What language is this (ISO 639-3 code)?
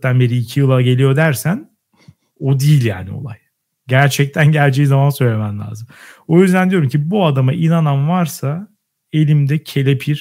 tur